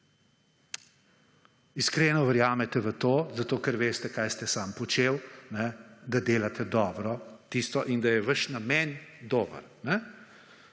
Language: Slovenian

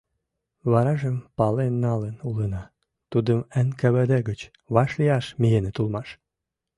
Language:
Mari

